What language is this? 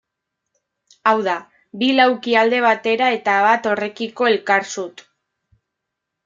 Basque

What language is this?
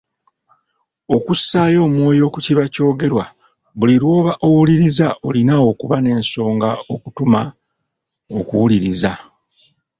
Ganda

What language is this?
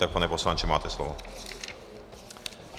Czech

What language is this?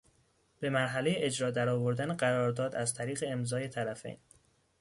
Persian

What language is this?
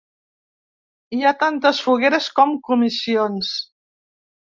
Catalan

